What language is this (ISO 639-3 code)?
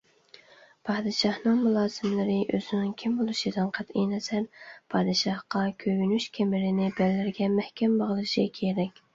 uig